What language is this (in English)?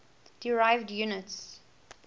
English